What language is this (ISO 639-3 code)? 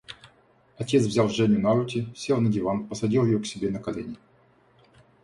rus